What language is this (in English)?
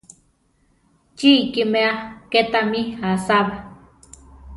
Central Tarahumara